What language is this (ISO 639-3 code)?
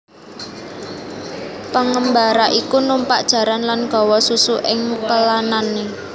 jav